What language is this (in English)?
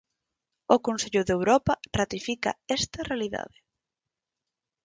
Galician